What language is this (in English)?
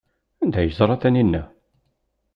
Kabyle